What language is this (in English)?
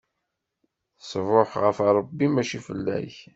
Kabyle